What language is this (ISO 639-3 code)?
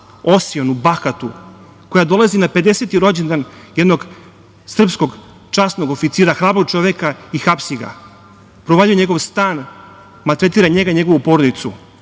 srp